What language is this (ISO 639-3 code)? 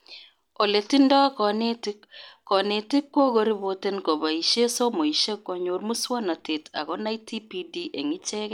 kln